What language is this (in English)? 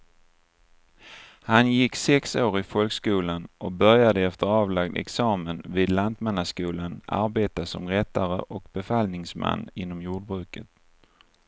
Swedish